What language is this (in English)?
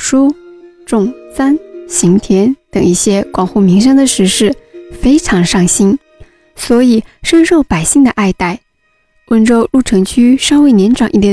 Chinese